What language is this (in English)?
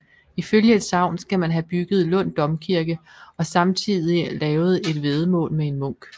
Danish